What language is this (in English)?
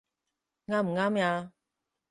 Cantonese